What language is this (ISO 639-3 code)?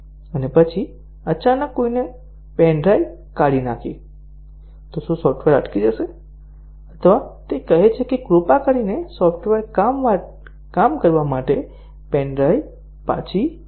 guj